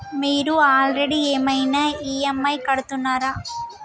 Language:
Telugu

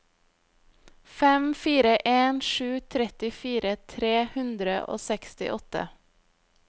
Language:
Norwegian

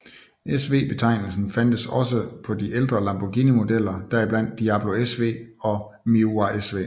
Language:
Danish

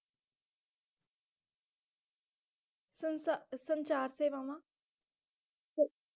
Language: Punjabi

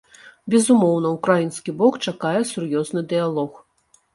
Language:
Belarusian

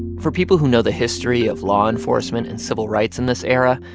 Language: English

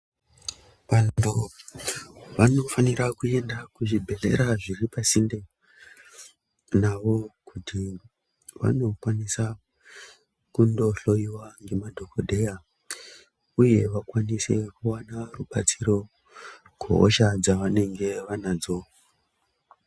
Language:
Ndau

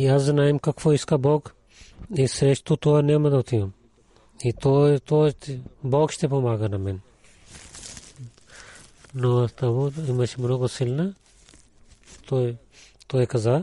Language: Bulgarian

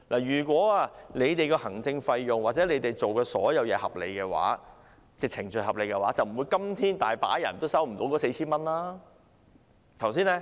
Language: Cantonese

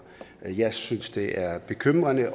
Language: Danish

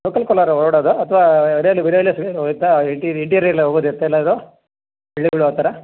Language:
Kannada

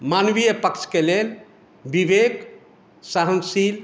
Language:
Maithili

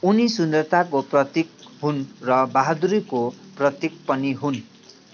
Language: Nepali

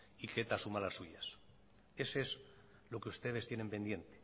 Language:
Spanish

